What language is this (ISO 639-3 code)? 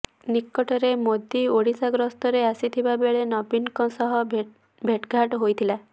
ori